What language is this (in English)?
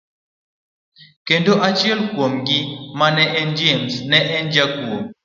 Luo (Kenya and Tanzania)